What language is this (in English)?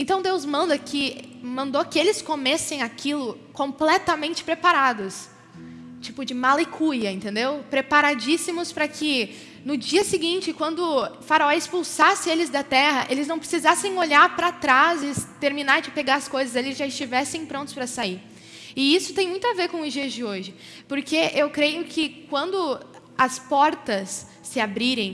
Portuguese